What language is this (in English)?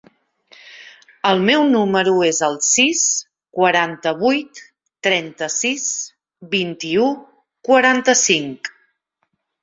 Catalan